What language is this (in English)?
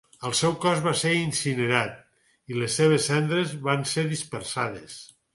Catalan